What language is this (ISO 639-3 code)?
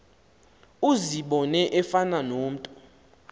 xho